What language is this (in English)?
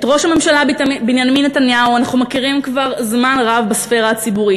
Hebrew